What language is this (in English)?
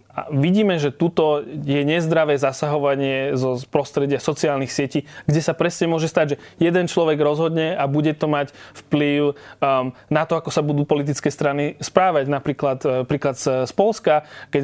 Slovak